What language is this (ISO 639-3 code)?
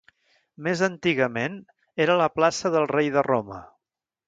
cat